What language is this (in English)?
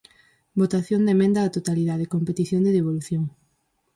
Galician